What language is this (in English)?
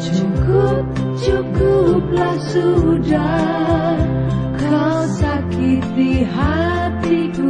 Indonesian